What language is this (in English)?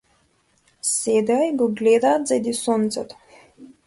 Macedonian